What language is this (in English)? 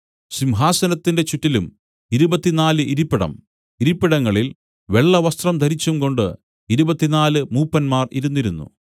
Malayalam